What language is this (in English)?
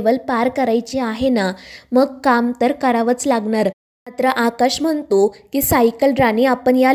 Marathi